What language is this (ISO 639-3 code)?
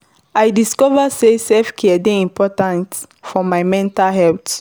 pcm